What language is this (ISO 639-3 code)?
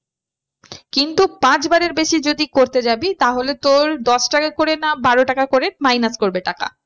ben